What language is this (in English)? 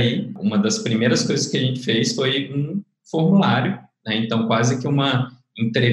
Portuguese